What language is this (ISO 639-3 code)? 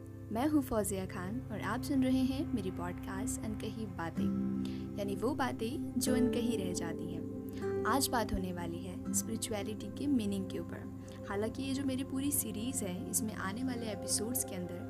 hin